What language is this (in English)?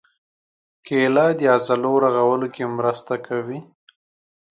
Pashto